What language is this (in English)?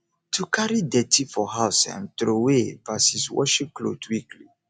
Nigerian Pidgin